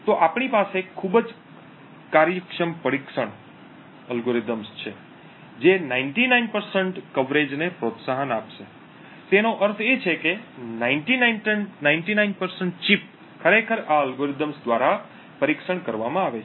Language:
Gujarati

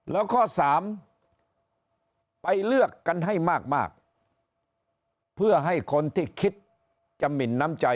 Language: Thai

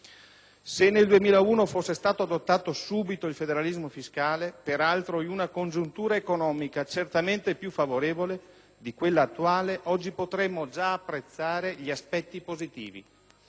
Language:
Italian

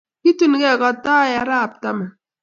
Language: Kalenjin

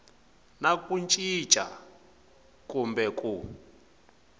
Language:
Tsonga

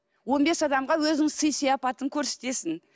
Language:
Kazakh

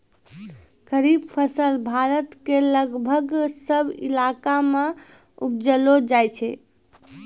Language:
Maithili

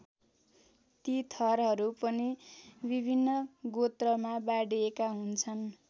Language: Nepali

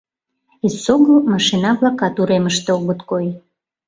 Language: Mari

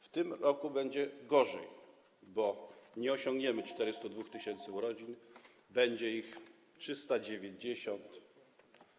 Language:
Polish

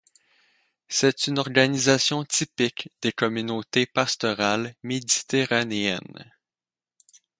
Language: French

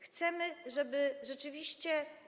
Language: Polish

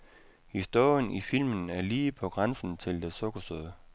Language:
Danish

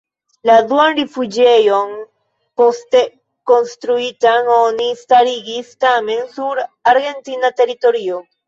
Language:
Esperanto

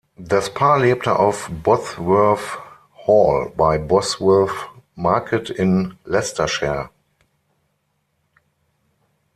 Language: German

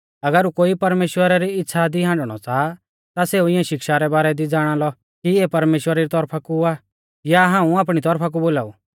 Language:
Mahasu Pahari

